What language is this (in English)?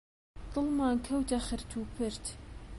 Central Kurdish